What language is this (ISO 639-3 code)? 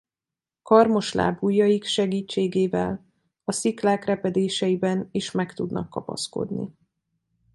hun